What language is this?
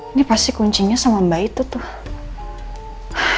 Indonesian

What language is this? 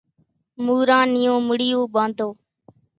Kachi Koli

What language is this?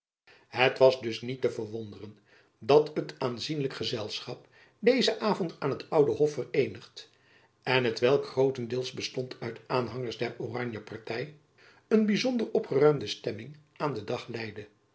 Dutch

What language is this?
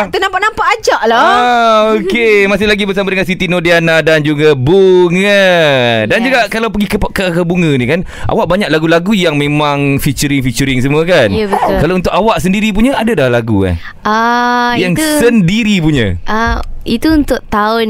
Malay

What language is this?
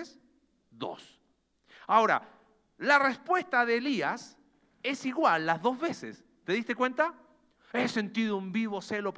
Spanish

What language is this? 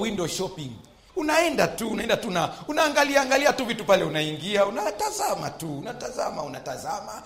Swahili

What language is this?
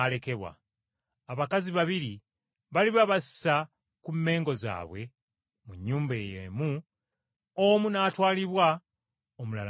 Ganda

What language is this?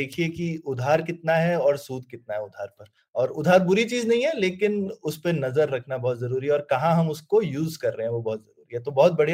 Hindi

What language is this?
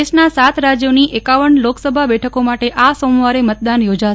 Gujarati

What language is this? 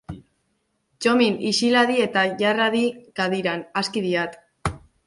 Basque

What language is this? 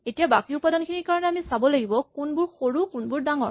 Assamese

